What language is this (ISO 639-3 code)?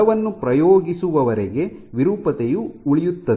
kan